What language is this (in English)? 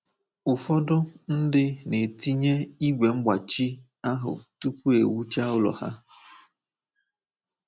Igbo